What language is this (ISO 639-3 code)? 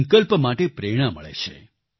guj